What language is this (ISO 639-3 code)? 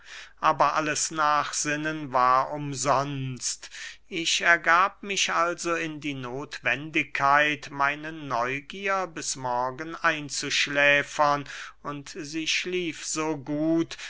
deu